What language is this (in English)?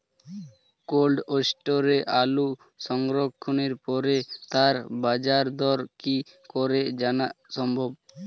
Bangla